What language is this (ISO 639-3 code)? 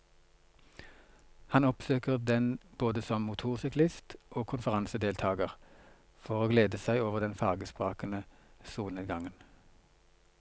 nor